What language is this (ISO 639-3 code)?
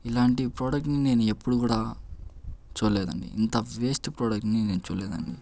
tel